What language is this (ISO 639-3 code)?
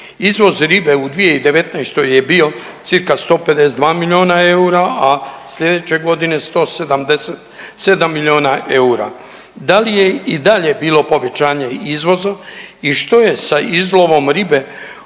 hrv